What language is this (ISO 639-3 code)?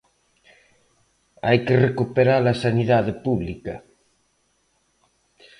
glg